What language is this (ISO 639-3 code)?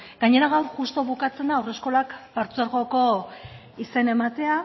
eus